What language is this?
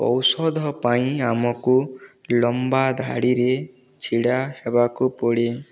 Odia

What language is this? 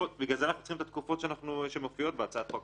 Hebrew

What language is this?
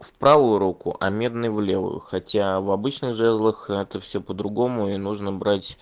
Russian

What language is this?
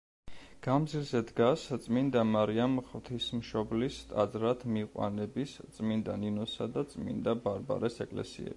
Georgian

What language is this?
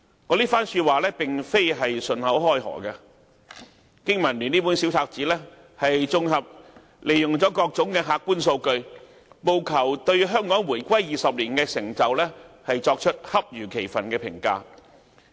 Cantonese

